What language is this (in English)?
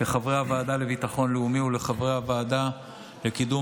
Hebrew